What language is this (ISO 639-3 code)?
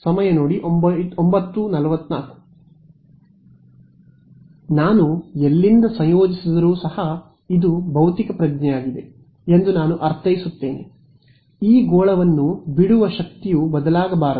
kan